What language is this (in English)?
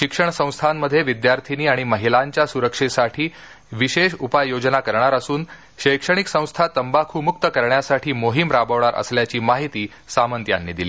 Marathi